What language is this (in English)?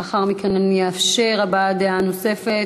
Hebrew